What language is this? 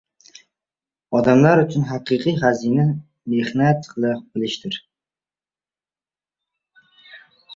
Uzbek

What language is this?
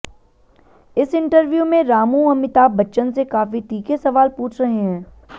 Hindi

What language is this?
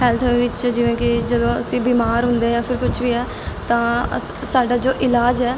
Punjabi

